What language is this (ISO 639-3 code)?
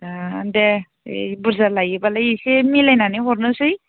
brx